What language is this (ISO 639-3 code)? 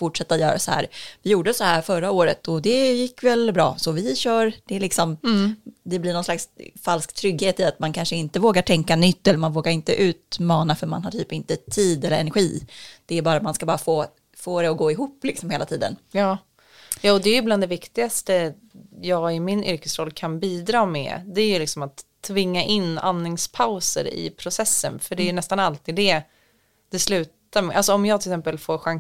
swe